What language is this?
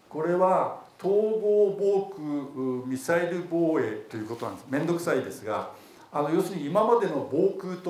Japanese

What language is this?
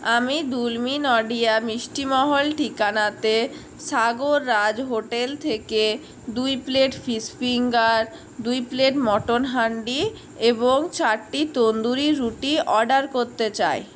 Bangla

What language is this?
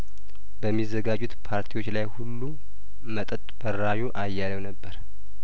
Amharic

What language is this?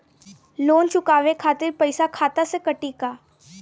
Bhojpuri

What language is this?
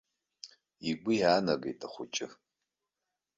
Abkhazian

